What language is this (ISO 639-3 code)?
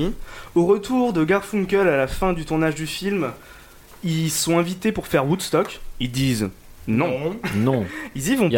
fra